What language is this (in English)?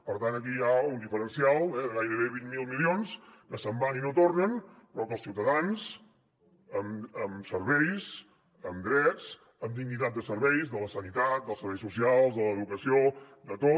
Catalan